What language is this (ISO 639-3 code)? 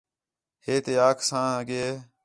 xhe